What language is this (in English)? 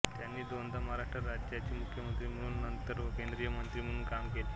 Marathi